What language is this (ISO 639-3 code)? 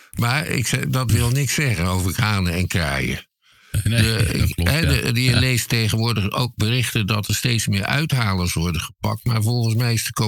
nld